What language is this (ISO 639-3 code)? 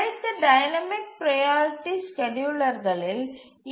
tam